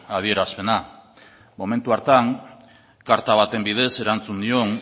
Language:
Basque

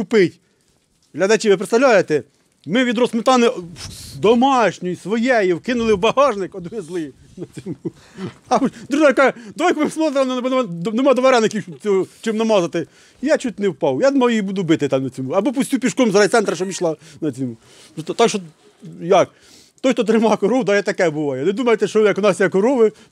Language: Ukrainian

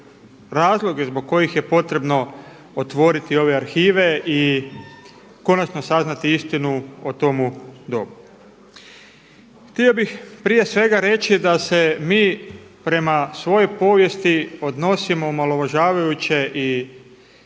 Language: Croatian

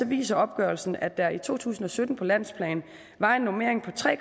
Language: Danish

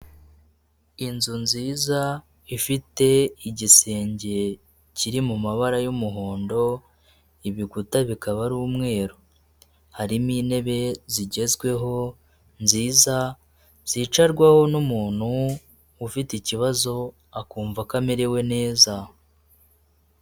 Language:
Kinyarwanda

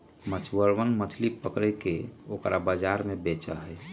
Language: Magahi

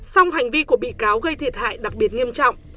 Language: Vietnamese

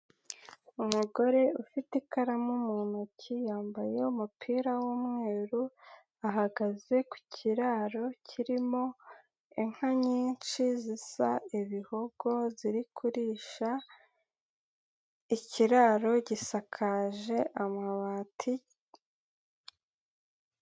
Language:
Kinyarwanda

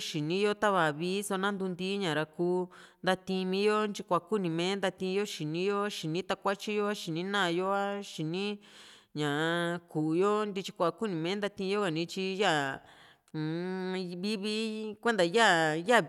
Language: Juxtlahuaca Mixtec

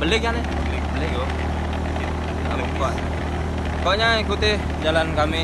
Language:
Indonesian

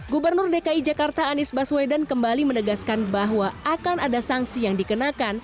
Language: Indonesian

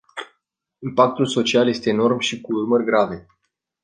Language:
Romanian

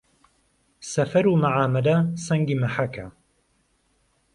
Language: Central Kurdish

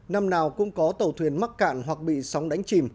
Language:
Vietnamese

